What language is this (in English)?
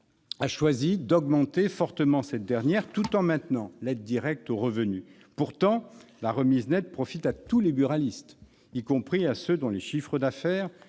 French